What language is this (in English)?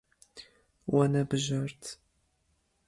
Kurdish